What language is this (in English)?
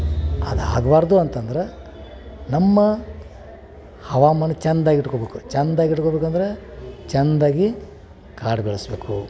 Kannada